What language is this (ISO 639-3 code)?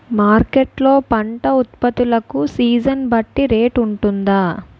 tel